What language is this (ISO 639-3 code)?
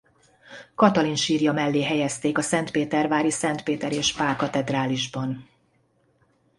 hun